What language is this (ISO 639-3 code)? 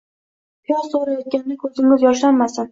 uzb